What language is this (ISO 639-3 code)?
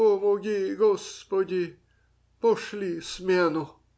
rus